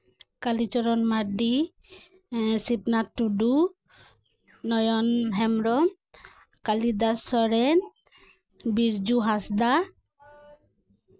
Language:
Santali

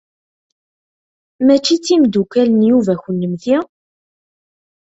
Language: Kabyle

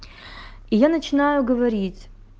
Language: Russian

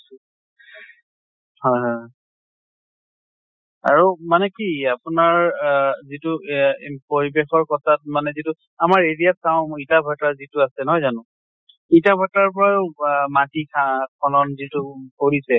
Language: Assamese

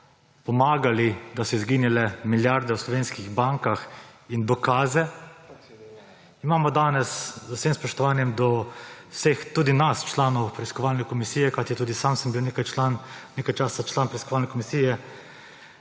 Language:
Slovenian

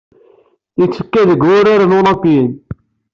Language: Kabyle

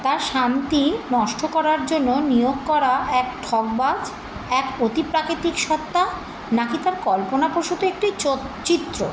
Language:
Bangla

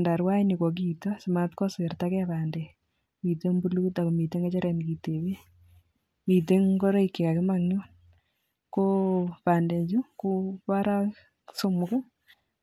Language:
Kalenjin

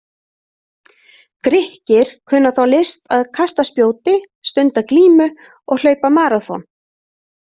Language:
Icelandic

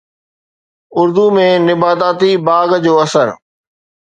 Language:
Sindhi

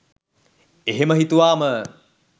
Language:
Sinhala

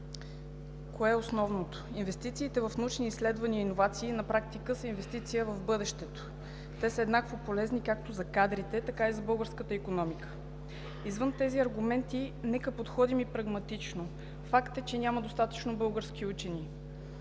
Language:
Bulgarian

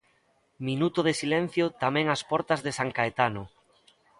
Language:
Galician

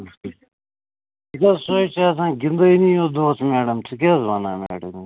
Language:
Kashmiri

